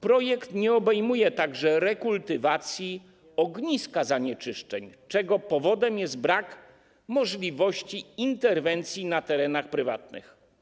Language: Polish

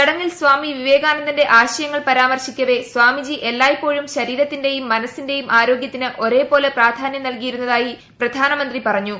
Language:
Malayalam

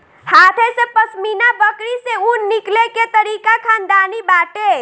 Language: Bhojpuri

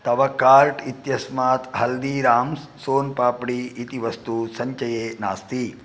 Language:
Sanskrit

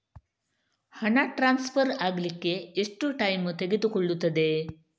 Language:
Kannada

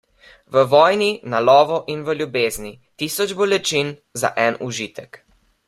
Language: Slovenian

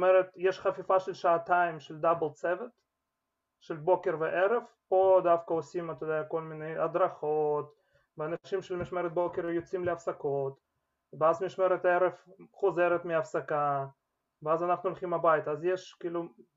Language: Hebrew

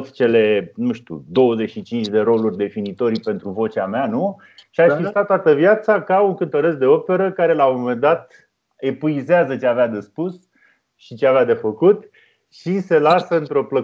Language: Romanian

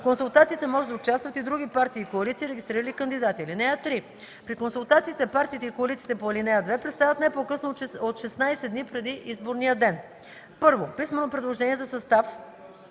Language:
Bulgarian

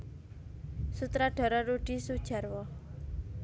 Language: Javanese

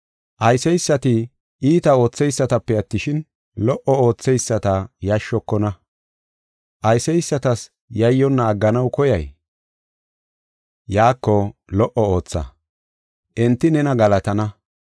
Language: Gofa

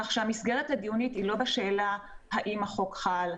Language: Hebrew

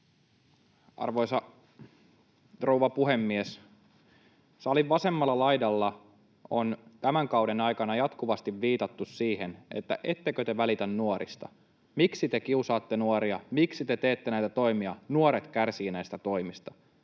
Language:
Finnish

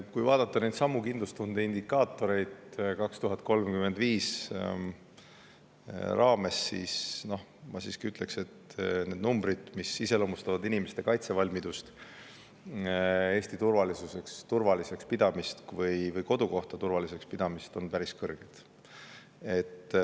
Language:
Estonian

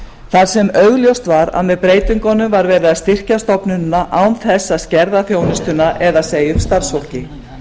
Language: Icelandic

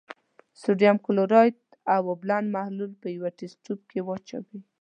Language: Pashto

